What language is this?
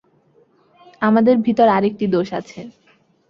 Bangla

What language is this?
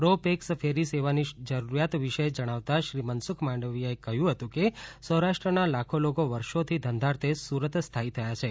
Gujarati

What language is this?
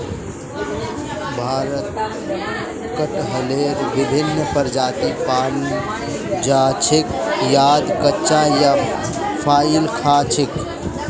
Magahi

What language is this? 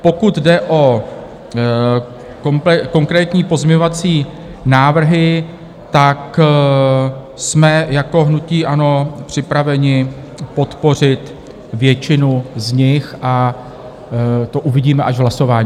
Czech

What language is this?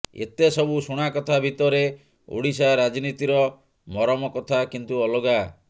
Odia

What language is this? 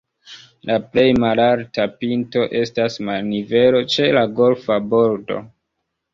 Esperanto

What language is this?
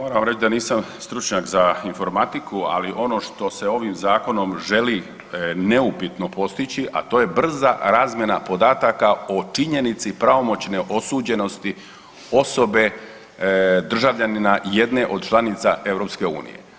Croatian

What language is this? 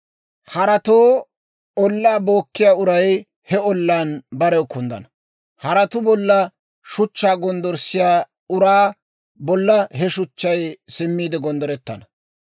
Dawro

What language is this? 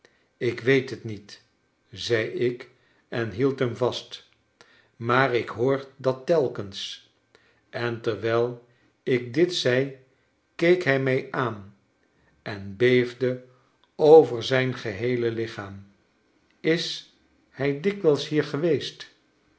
Dutch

